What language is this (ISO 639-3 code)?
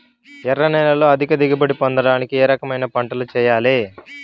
tel